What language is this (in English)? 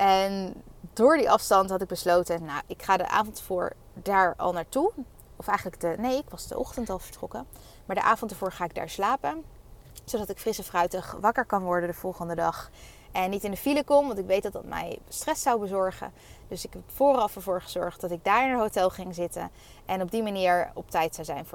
Dutch